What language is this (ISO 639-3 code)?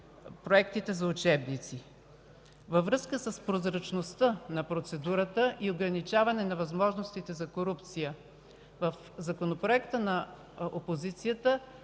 bul